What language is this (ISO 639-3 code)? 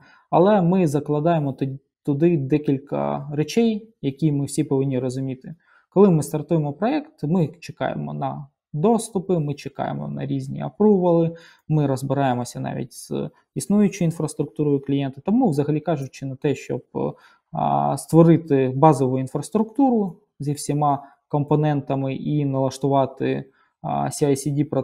ukr